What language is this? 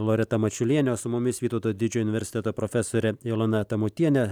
Lithuanian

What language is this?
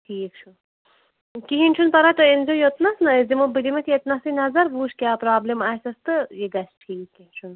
Kashmiri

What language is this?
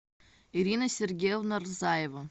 Russian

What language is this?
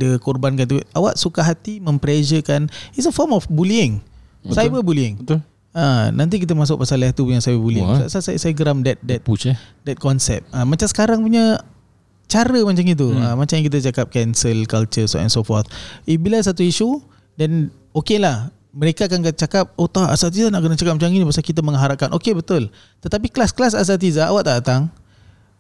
Malay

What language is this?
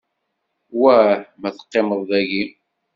Kabyle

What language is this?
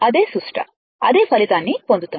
Telugu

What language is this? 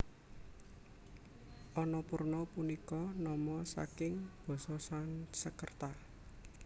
Javanese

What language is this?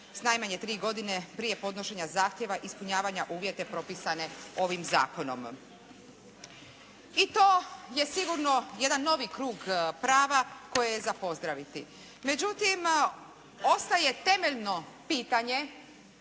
Croatian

